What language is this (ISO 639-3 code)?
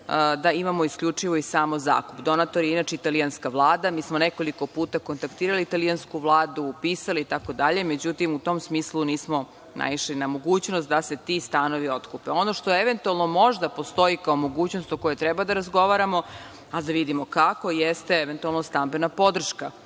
srp